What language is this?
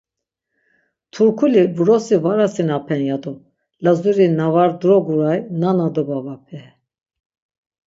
Laz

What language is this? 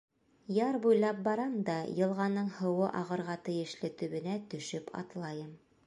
Bashkir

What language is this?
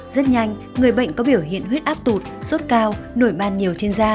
Vietnamese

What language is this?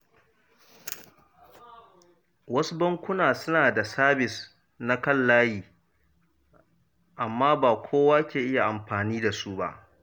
Hausa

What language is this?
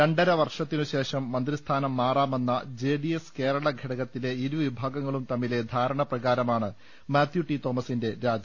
Malayalam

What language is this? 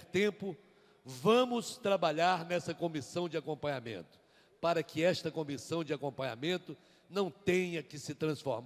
Portuguese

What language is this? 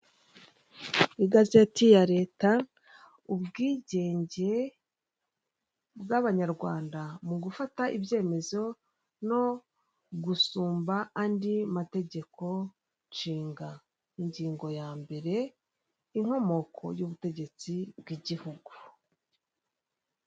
Kinyarwanda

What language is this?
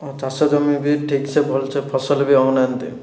Odia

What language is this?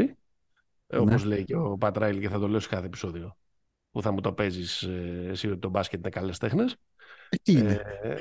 Greek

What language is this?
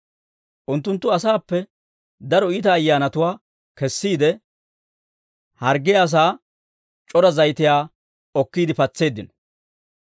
Dawro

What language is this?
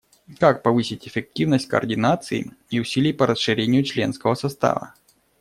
Russian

